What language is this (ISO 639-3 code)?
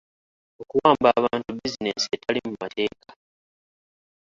lug